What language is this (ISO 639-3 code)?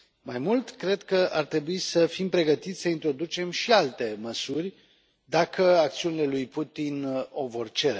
ron